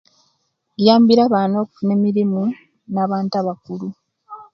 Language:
Kenyi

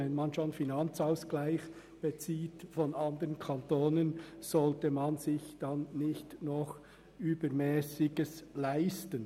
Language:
Swiss German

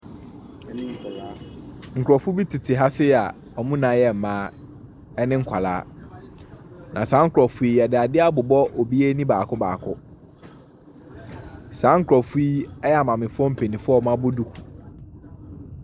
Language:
Akan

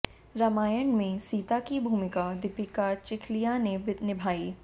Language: Hindi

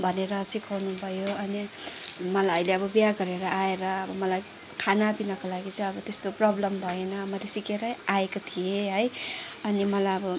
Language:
Nepali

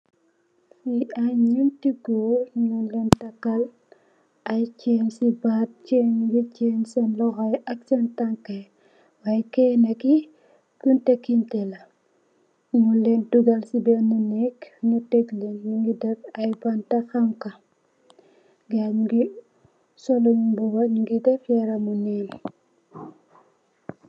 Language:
Wolof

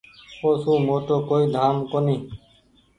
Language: Goaria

